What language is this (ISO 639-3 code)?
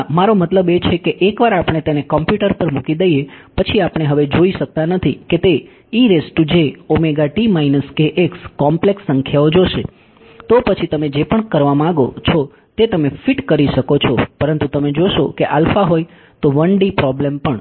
guj